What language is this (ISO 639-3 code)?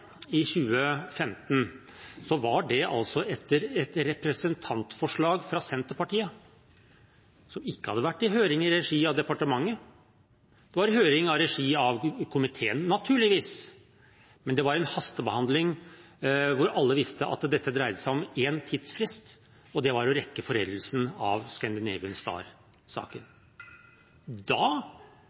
nob